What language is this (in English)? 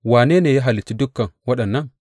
Hausa